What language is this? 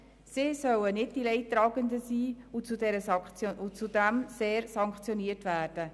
Swiss German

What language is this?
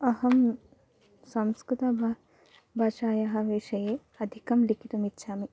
Sanskrit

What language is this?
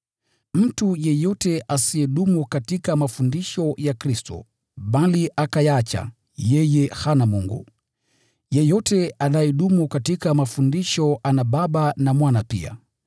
Swahili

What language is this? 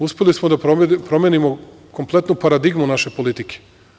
Serbian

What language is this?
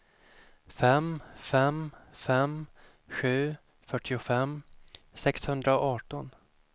Swedish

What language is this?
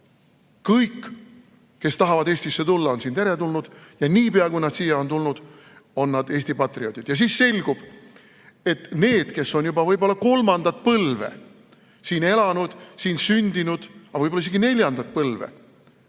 Estonian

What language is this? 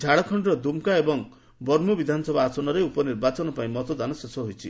Odia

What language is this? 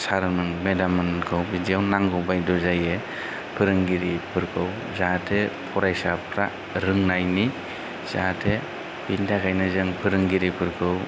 Bodo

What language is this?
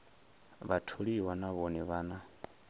Venda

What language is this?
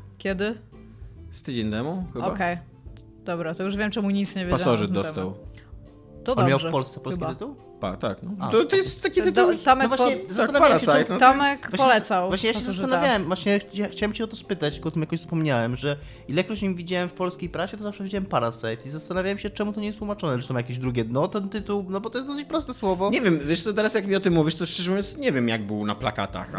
Polish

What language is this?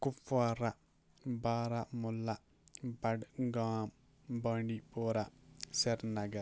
Kashmiri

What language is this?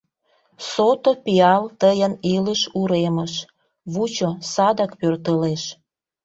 Mari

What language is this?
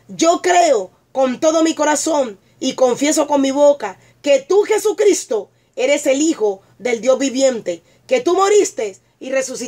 Spanish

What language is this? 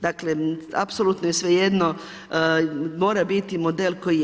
Croatian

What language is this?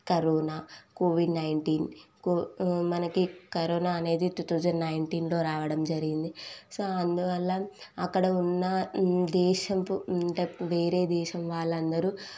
Telugu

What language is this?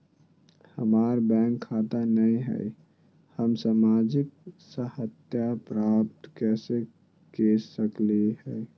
Magahi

